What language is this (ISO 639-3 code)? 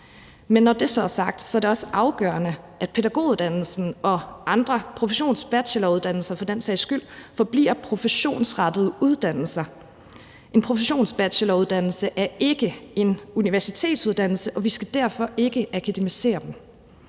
dan